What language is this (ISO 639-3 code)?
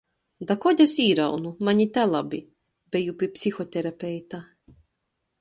ltg